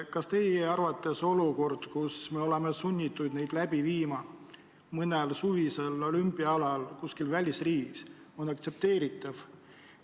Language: Estonian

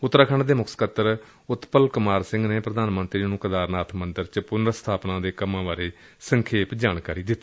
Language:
Punjabi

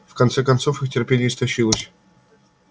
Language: Russian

